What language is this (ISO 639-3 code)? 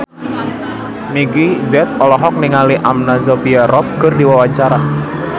sun